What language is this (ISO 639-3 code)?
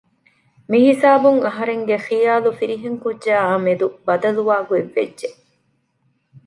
div